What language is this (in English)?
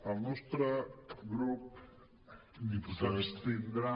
Catalan